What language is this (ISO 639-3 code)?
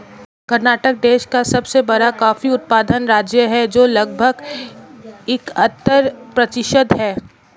hin